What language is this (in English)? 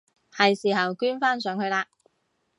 Cantonese